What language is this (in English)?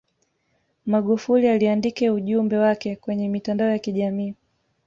Swahili